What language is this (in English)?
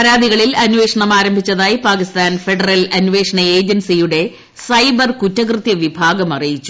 Malayalam